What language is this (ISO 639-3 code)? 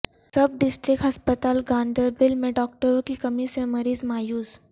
urd